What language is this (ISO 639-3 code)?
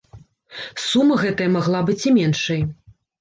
bel